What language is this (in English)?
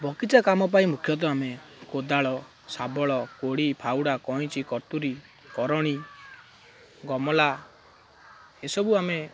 Odia